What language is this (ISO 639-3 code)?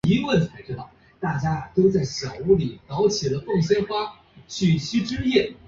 zho